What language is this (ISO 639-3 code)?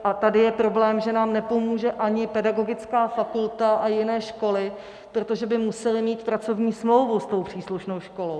ces